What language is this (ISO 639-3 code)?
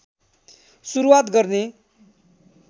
nep